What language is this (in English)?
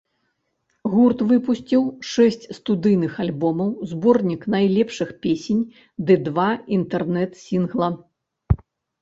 Belarusian